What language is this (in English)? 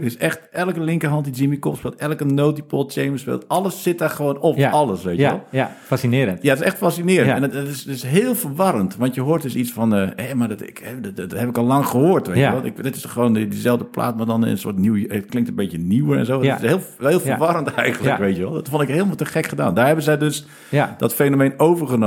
Dutch